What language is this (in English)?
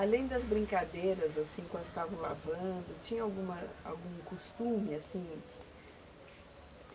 Portuguese